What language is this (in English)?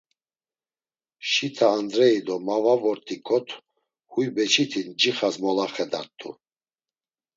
Laz